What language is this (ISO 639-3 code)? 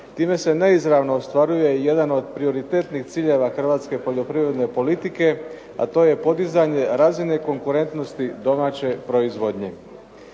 hrv